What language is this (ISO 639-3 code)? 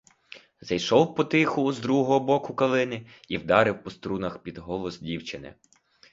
ukr